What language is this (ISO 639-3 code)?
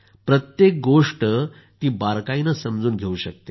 mar